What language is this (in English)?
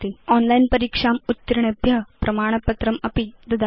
Sanskrit